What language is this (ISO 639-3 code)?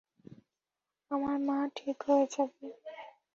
ben